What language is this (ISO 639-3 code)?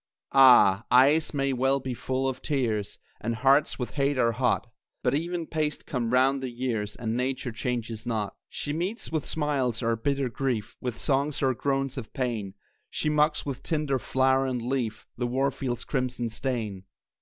eng